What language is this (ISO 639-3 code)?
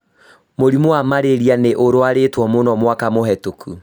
kik